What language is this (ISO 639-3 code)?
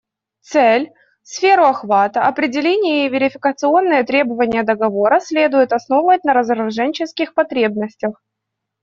rus